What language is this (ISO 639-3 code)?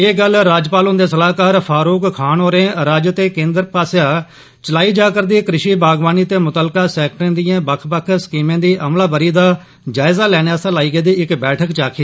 doi